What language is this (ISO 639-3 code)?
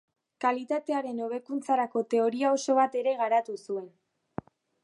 eus